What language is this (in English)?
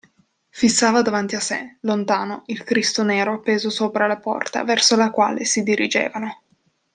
Italian